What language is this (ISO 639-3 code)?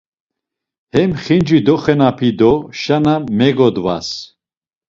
lzz